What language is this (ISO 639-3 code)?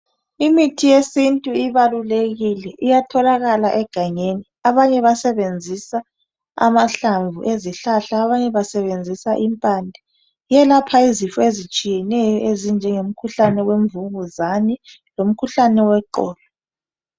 nde